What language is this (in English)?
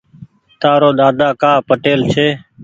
Goaria